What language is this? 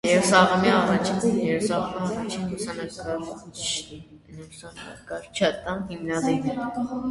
Armenian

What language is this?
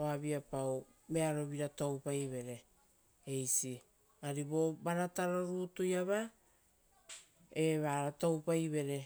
Rotokas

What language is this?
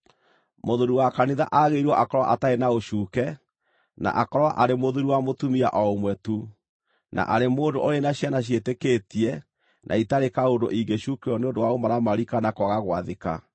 Kikuyu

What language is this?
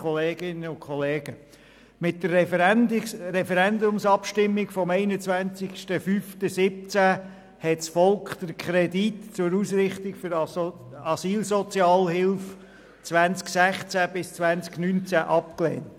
Swiss German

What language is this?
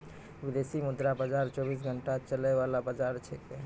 Maithili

